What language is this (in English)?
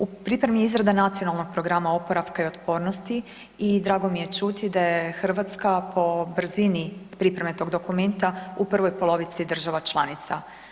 Croatian